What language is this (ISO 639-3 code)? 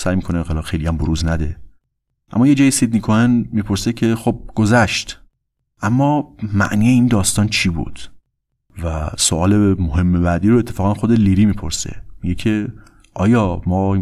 fas